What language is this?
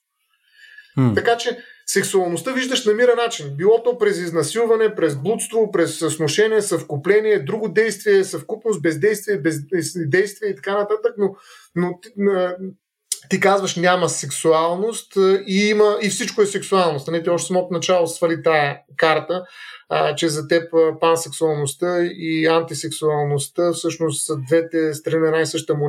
Bulgarian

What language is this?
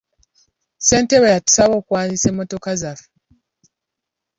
Ganda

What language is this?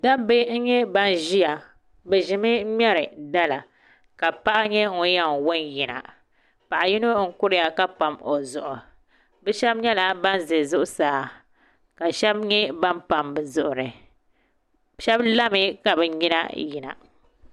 Dagbani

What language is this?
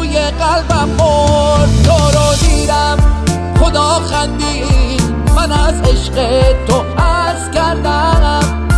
Persian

